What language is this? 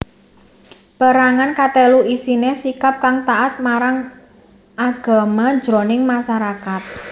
Javanese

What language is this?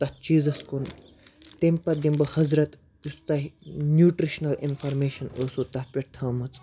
Kashmiri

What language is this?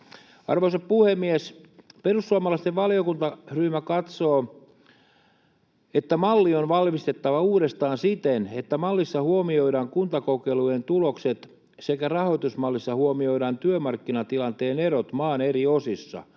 Finnish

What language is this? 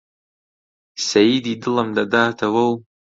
Central Kurdish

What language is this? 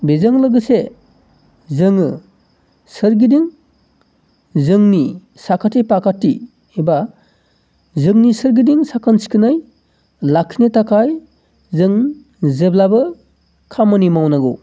Bodo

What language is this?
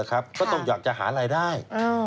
Thai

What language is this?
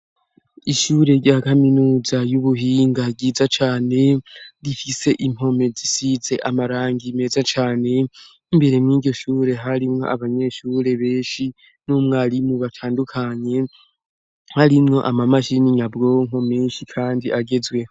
Rundi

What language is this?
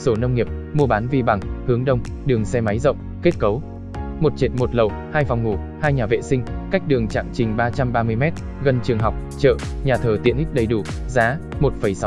Vietnamese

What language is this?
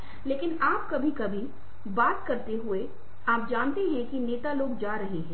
Hindi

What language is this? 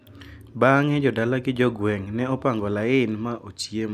Luo (Kenya and Tanzania)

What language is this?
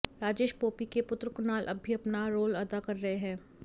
Hindi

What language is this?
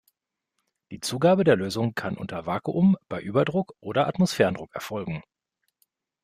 German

